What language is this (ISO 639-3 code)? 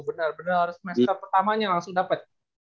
ind